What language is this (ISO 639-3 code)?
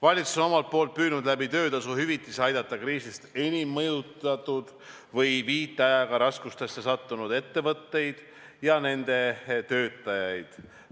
est